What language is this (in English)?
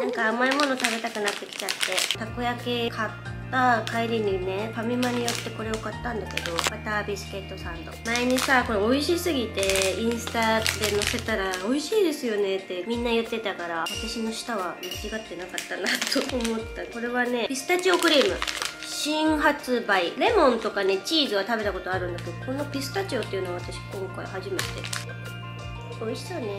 Japanese